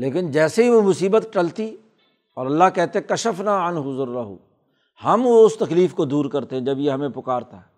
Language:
Urdu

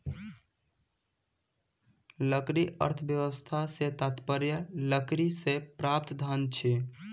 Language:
Maithili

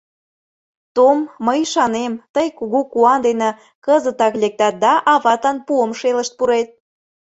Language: Mari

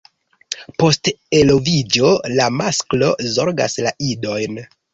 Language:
Esperanto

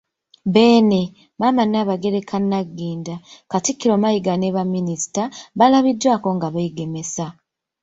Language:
Ganda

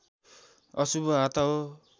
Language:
Nepali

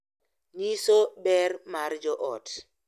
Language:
Luo (Kenya and Tanzania)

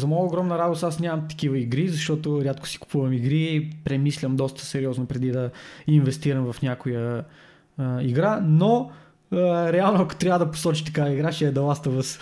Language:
Bulgarian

